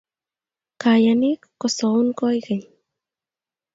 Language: Kalenjin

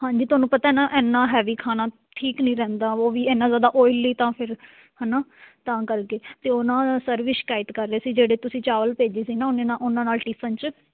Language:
Punjabi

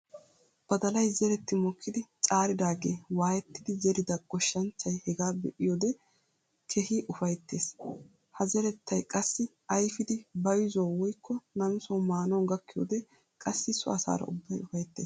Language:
Wolaytta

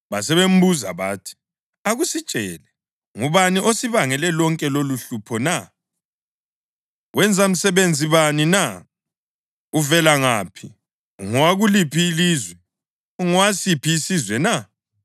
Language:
North Ndebele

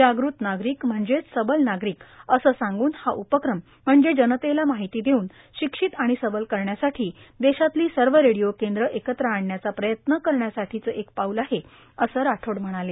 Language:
Marathi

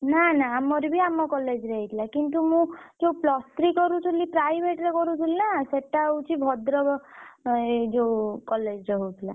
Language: Odia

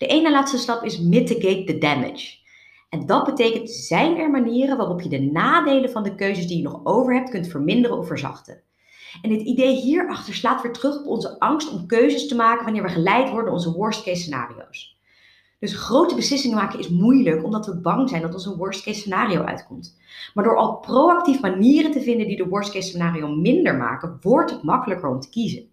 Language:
Dutch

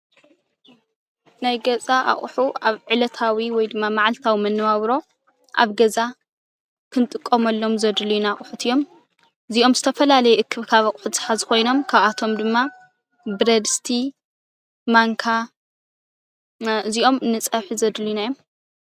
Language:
Tigrinya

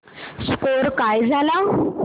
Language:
Marathi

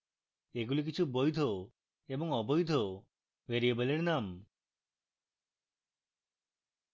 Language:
Bangla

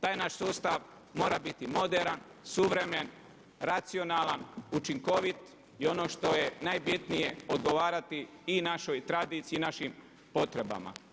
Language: Croatian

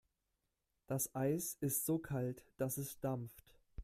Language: German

